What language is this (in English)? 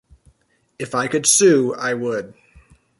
English